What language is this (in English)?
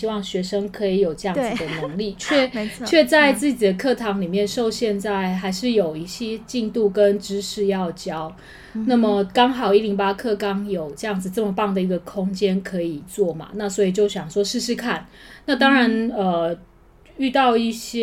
Chinese